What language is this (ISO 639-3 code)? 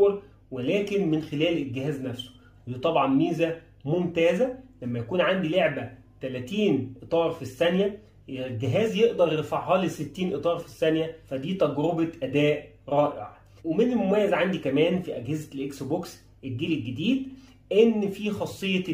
ara